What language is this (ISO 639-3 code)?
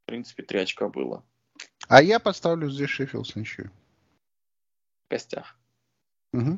rus